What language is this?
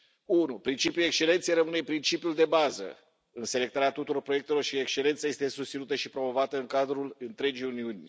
Romanian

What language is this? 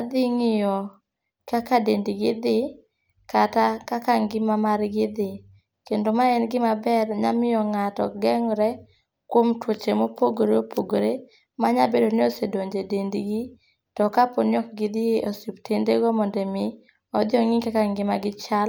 Luo (Kenya and Tanzania)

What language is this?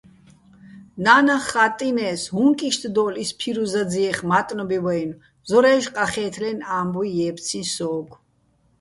Bats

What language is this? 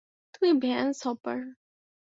Bangla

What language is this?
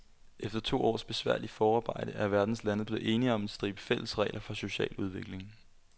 Danish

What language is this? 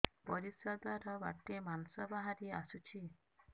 Odia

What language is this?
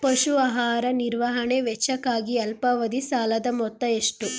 Kannada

